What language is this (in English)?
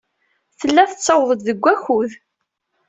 Kabyle